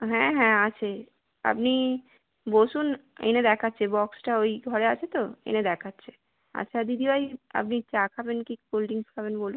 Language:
Bangla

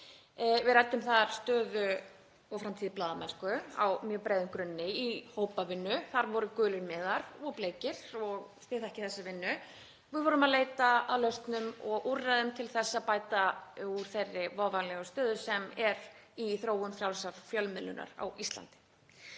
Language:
Icelandic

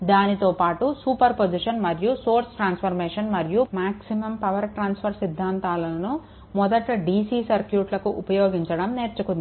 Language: Telugu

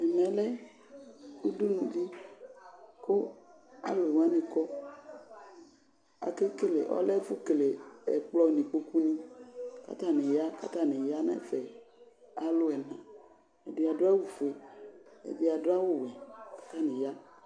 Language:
Ikposo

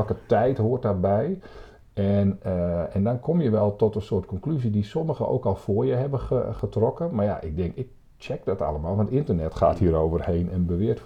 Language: Dutch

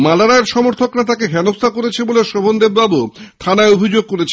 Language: Bangla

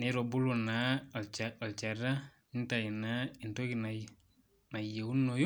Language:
Masai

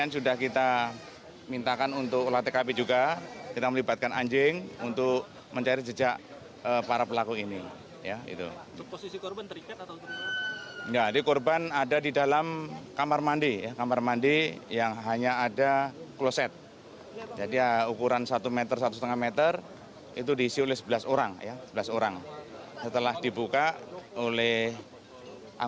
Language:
Indonesian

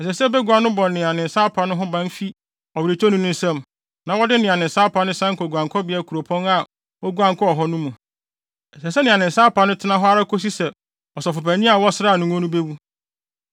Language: Akan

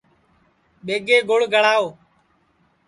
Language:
Sansi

